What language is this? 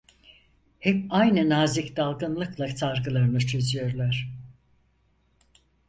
Turkish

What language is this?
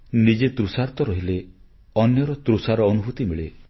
Odia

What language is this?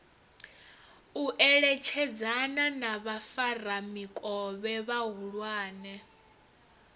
Venda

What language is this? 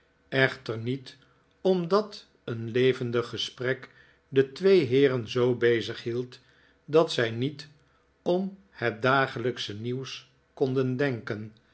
Dutch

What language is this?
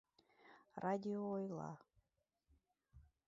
Mari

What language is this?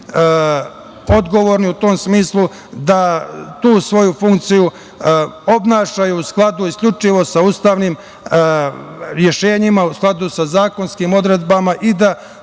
Serbian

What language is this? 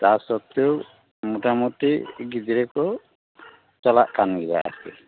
Santali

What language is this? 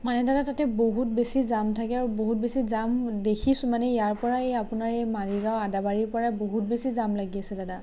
Assamese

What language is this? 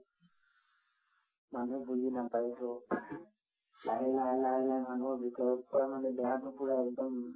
Assamese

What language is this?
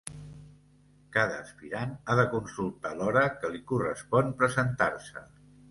Catalan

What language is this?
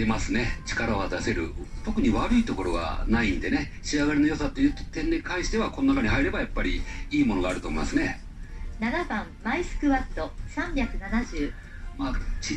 Japanese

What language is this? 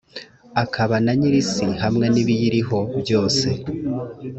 Kinyarwanda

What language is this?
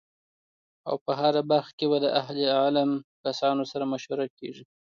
Pashto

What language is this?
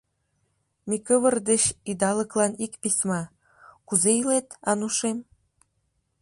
Mari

